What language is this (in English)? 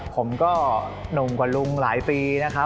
Thai